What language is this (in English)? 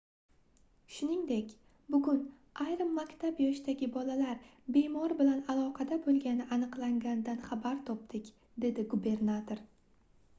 Uzbek